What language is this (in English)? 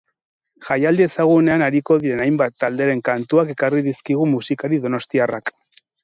Basque